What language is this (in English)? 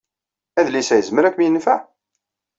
Kabyle